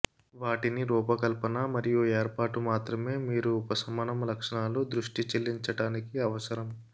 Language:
Telugu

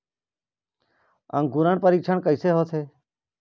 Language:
Chhattisgarhi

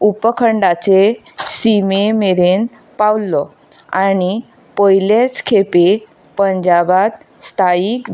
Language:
Konkani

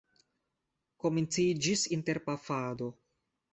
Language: Esperanto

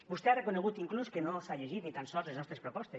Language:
Catalan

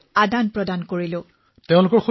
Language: Assamese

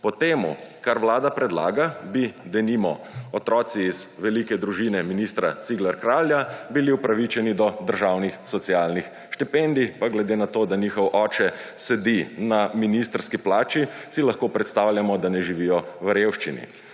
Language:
Slovenian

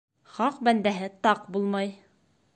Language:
Bashkir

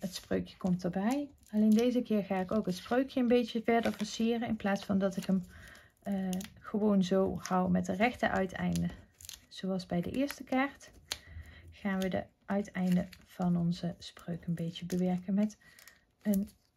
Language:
Dutch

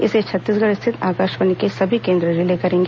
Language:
Hindi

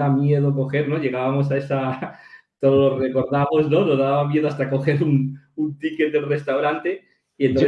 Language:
Spanish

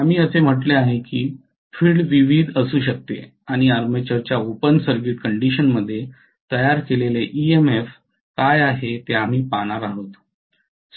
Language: Marathi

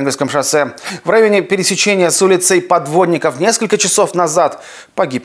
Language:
Russian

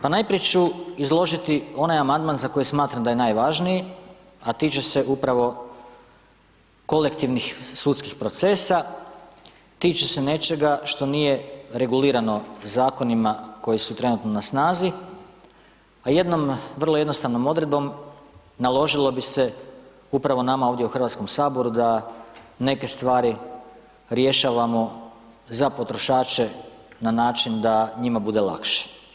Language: Croatian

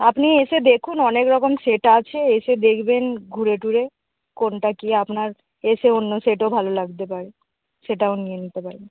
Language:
Bangla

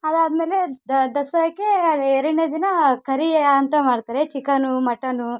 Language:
Kannada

